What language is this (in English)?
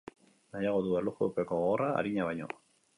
Basque